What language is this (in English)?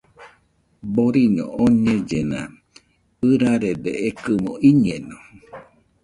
Nüpode Huitoto